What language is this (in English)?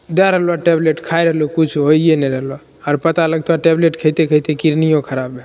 Maithili